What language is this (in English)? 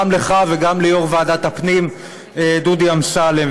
Hebrew